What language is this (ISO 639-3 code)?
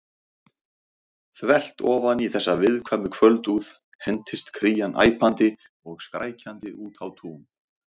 isl